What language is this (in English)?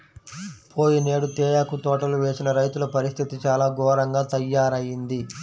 Telugu